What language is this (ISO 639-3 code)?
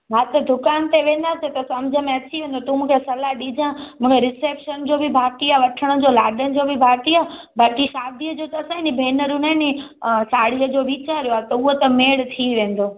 snd